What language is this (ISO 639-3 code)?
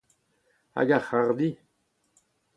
bre